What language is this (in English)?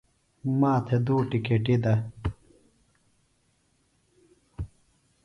Phalura